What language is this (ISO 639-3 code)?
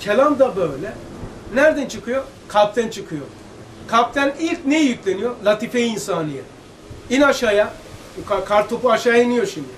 tur